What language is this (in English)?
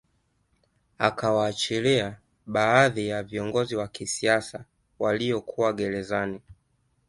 Swahili